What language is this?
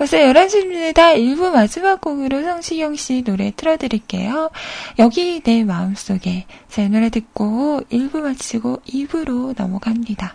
Korean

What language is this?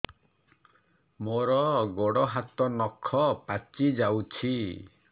Odia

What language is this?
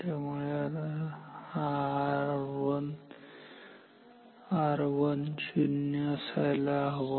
Marathi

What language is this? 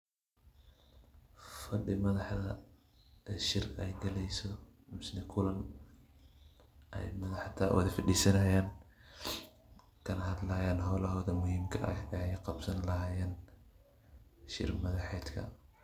Somali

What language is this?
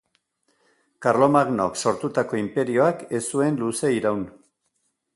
Basque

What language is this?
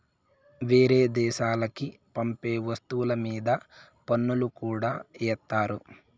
Telugu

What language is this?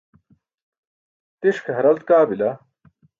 Burushaski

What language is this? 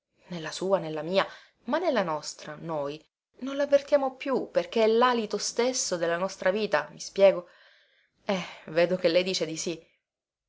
Italian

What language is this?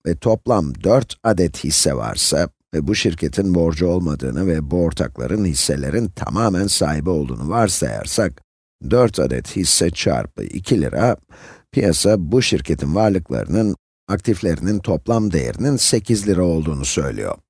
Turkish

